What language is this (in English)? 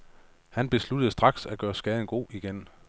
Danish